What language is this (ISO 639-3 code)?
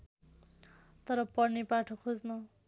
nep